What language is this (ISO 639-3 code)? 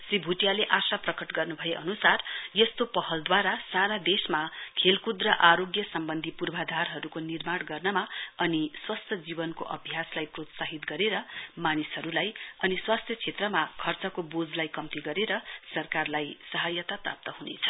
nep